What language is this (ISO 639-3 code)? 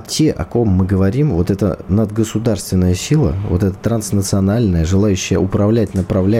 rus